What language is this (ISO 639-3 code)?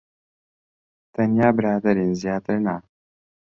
ckb